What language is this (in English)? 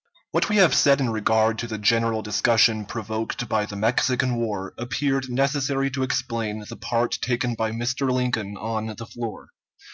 English